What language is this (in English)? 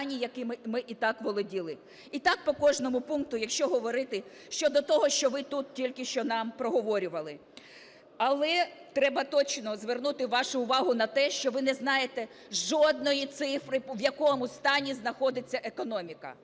Ukrainian